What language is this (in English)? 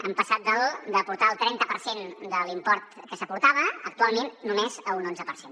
Catalan